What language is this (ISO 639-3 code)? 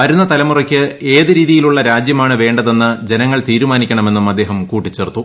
mal